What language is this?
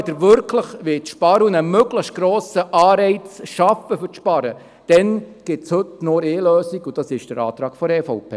Swiss German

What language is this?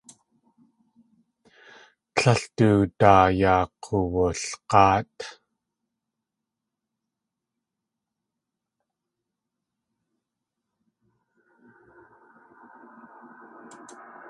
Tlingit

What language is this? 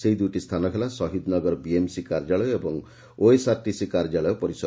Odia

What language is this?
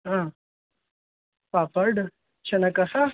Sanskrit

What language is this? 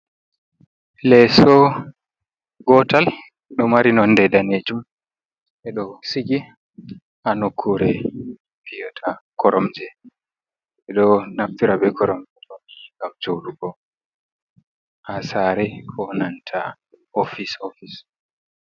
Fula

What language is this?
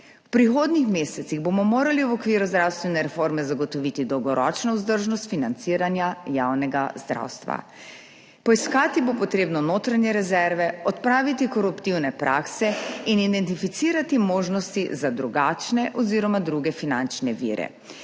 Slovenian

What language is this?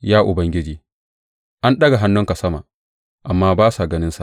Hausa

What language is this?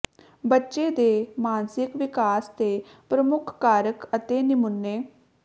Punjabi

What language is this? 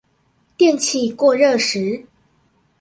Chinese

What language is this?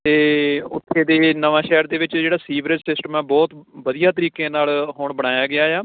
Punjabi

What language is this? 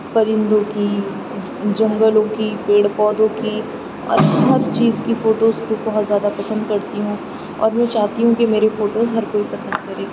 Urdu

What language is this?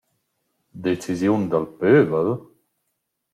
Romansh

